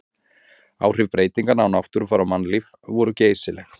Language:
Icelandic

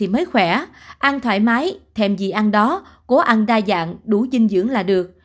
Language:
Vietnamese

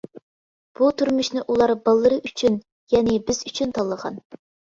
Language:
Uyghur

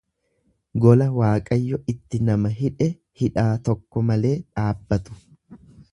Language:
Oromo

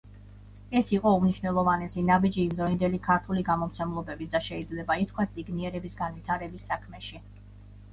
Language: Georgian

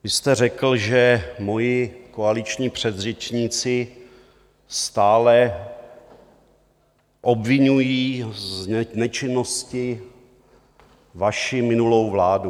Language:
Czech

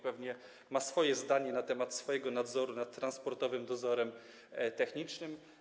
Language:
Polish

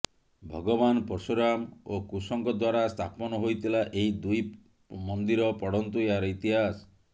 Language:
Odia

